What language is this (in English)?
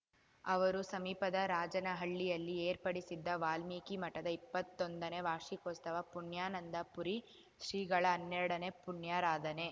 Kannada